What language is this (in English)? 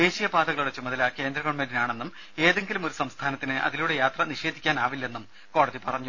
Malayalam